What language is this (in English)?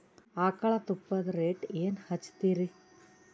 Kannada